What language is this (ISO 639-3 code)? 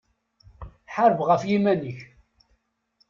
kab